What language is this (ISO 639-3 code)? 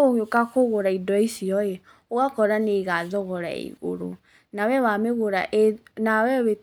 kik